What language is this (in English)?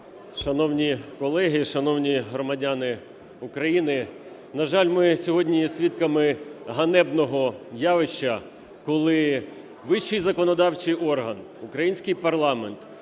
Ukrainian